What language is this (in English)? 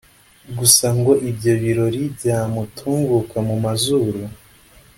Kinyarwanda